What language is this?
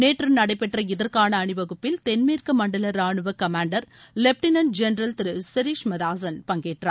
Tamil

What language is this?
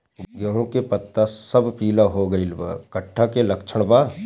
Bhojpuri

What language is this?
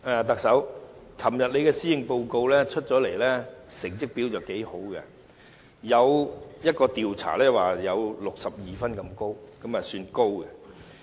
Cantonese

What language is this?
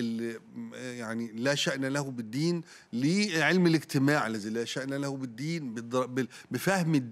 Arabic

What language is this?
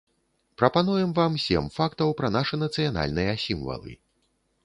Belarusian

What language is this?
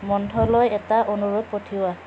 Assamese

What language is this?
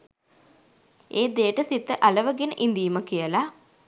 Sinhala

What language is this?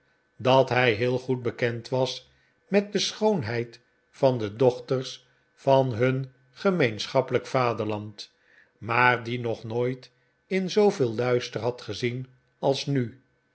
Dutch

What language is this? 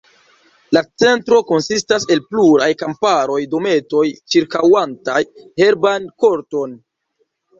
Esperanto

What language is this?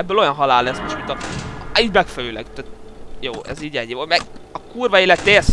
Hungarian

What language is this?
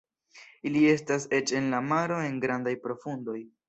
Esperanto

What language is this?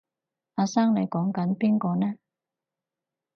Cantonese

